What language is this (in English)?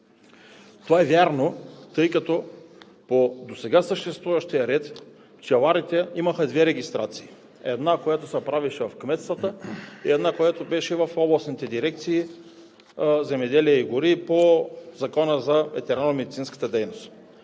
Bulgarian